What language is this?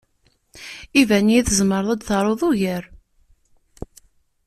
Kabyle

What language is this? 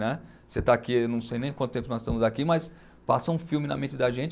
Portuguese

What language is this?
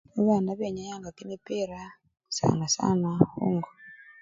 Luyia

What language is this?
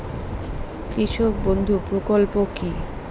Bangla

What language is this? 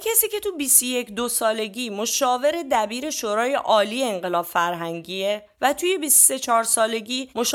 Persian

